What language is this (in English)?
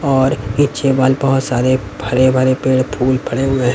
Hindi